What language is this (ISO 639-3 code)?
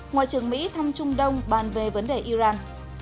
vie